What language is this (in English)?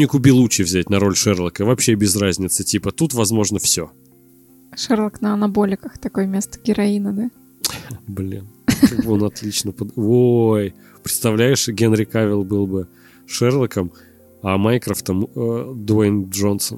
Russian